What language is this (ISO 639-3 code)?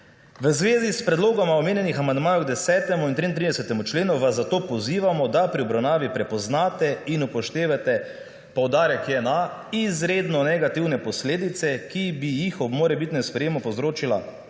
slv